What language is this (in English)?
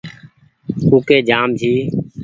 Goaria